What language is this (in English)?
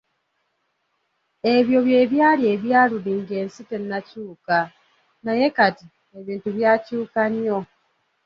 Ganda